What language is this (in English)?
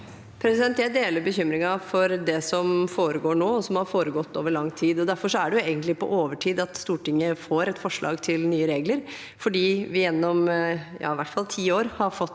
Norwegian